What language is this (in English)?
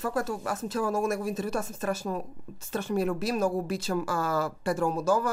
Bulgarian